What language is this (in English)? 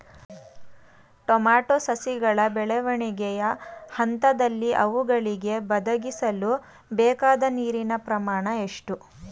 Kannada